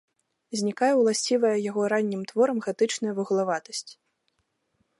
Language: Belarusian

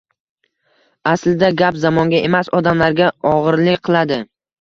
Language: Uzbek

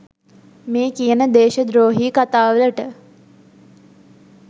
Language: Sinhala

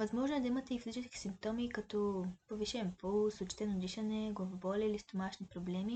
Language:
Bulgarian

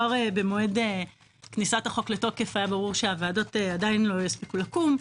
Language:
Hebrew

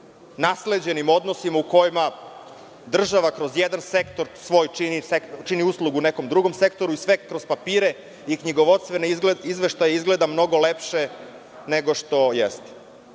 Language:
Serbian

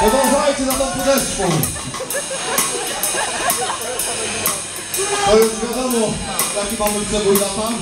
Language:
Polish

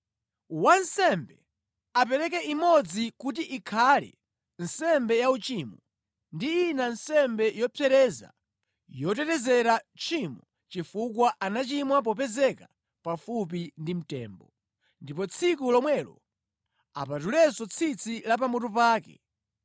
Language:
Nyanja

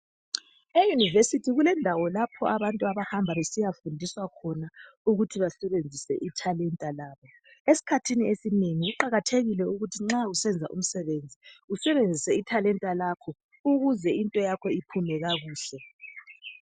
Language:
North Ndebele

